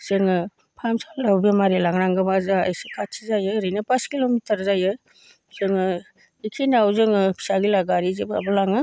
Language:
Bodo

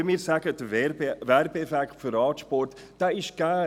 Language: Swiss German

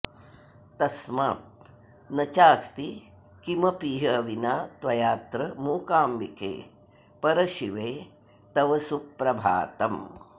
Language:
Sanskrit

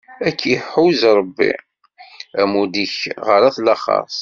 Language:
Kabyle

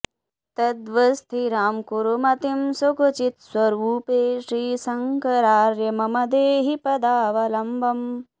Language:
Sanskrit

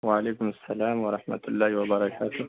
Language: Urdu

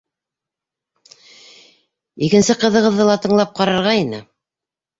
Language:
Bashkir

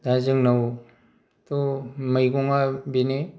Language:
Bodo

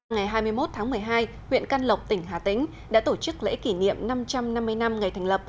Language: Vietnamese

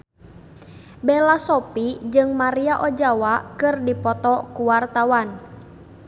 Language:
Sundanese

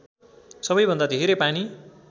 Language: Nepali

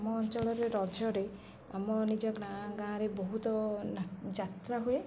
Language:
Odia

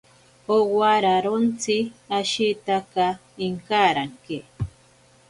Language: Ashéninka Perené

